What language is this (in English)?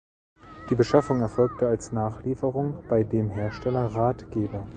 German